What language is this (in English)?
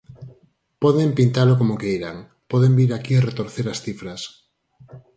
Galician